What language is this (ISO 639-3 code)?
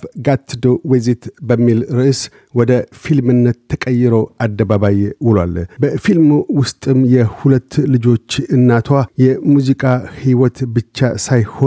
amh